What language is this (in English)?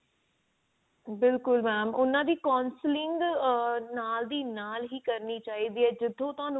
Punjabi